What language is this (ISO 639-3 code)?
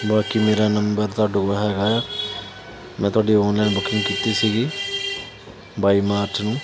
pan